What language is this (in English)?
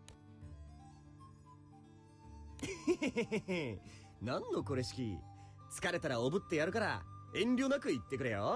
Japanese